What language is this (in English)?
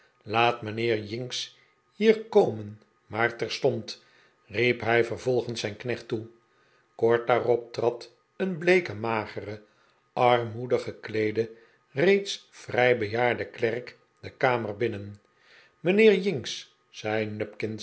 Dutch